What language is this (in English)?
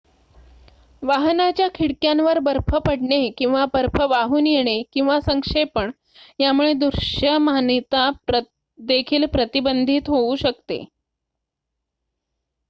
Marathi